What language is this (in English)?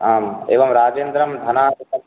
Sanskrit